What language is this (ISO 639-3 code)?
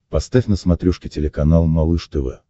rus